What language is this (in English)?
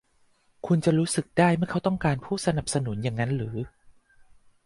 Thai